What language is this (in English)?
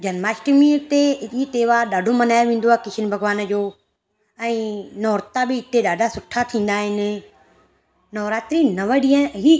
Sindhi